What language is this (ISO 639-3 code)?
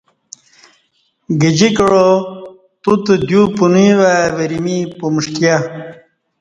bsh